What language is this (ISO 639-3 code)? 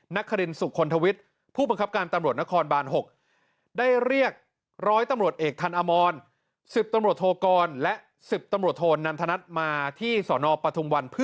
tha